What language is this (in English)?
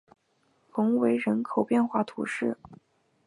Chinese